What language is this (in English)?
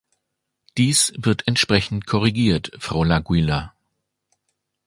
German